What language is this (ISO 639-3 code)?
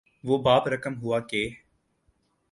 urd